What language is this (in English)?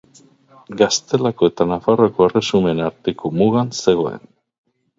Basque